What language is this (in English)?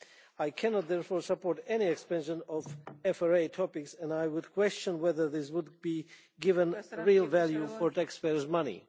English